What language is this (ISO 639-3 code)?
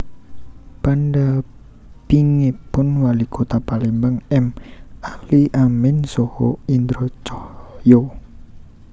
jav